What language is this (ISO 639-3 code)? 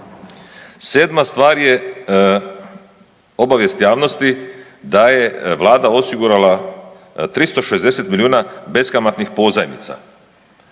hrv